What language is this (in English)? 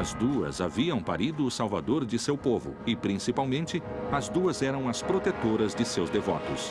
Portuguese